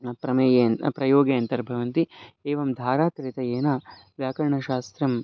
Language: Sanskrit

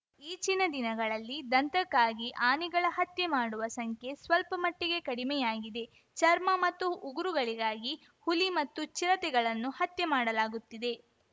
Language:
Kannada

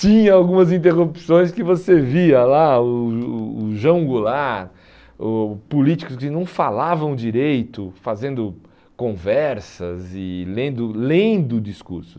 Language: Portuguese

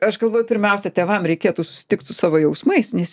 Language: Lithuanian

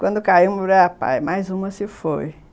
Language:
Portuguese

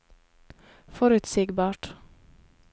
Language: Norwegian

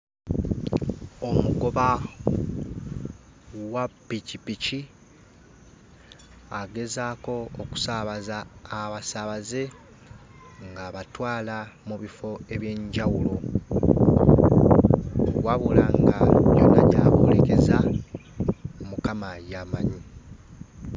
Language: Ganda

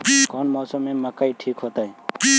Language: Magahi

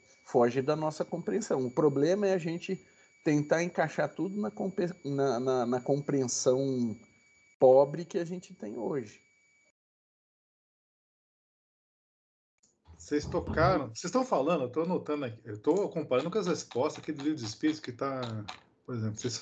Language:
Portuguese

